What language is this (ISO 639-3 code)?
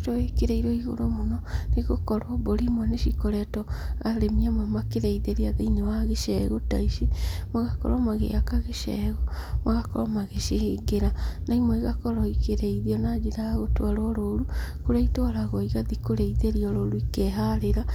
kik